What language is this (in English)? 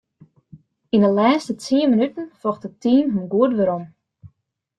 Western Frisian